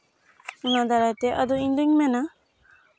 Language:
Santali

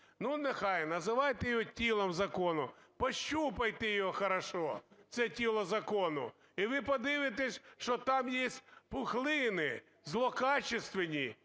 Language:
Ukrainian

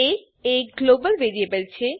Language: Gujarati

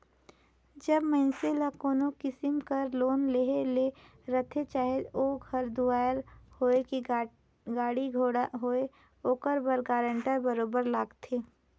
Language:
Chhattisgarhi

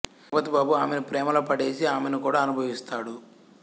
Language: Telugu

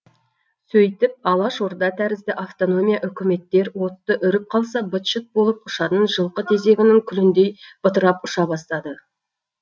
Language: Kazakh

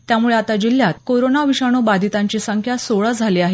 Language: Marathi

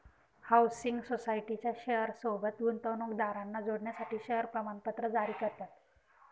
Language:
Marathi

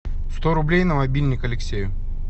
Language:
Russian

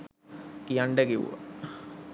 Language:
Sinhala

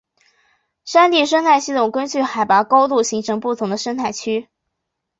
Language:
Chinese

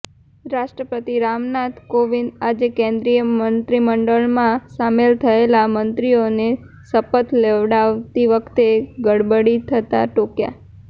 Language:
Gujarati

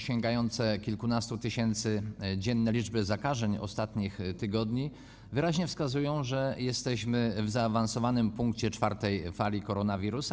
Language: Polish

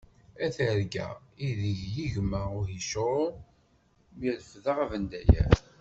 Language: Kabyle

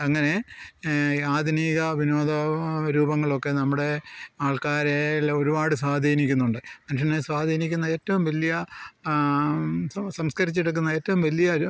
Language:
Malayalam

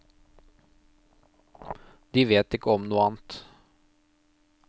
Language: Norwegian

